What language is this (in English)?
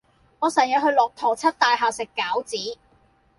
Cantonese